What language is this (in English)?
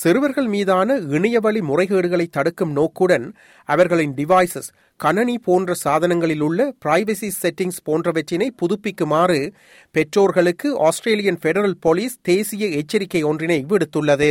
Tamil